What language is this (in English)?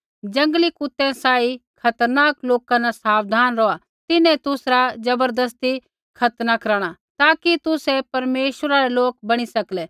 Kullu Pahari